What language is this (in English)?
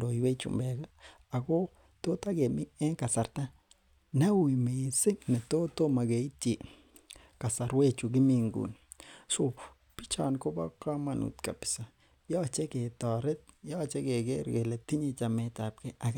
Kalenjin